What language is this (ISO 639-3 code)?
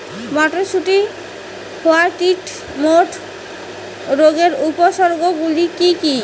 ben